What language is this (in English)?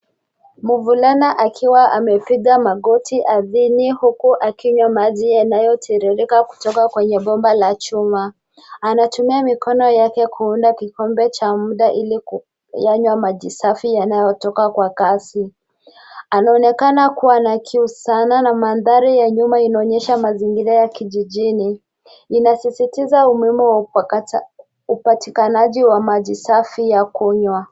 Swahili